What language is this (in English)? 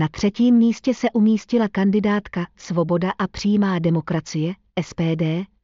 Czech